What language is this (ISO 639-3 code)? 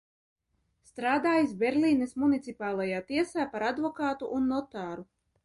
lav